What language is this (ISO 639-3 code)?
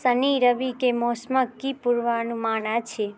mai